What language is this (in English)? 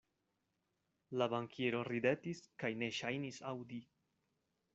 Esperanto